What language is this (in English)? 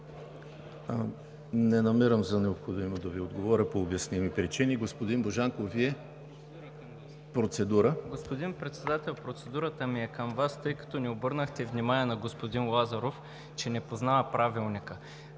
Bulgarian